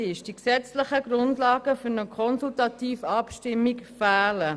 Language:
Swiss German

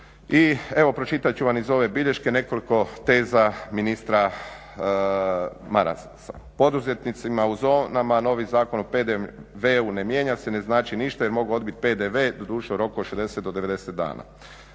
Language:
Croatian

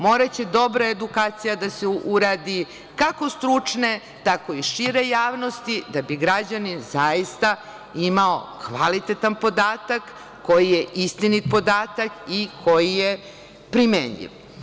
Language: Serbian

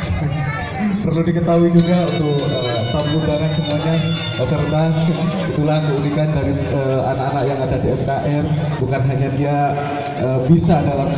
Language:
Indonesian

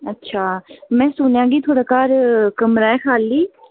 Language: Dogri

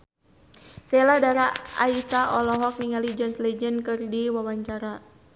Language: Sundanese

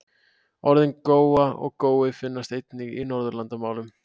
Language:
Icelandic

